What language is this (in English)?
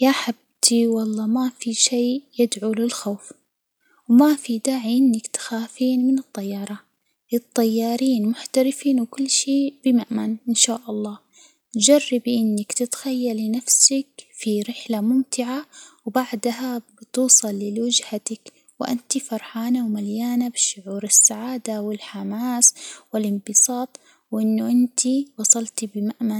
Hijazi Arabic